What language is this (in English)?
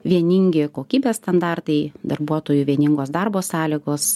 Lithuanian